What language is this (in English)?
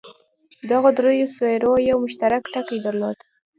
Pashto